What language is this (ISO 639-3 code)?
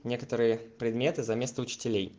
rus